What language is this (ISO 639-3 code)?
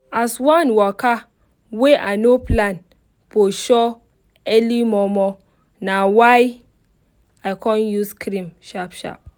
pcm